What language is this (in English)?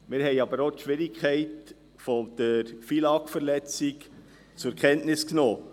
Swiss German